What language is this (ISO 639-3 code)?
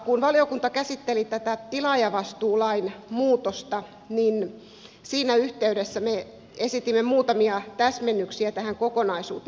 fin